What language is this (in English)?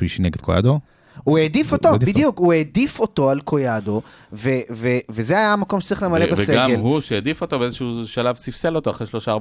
Hebrew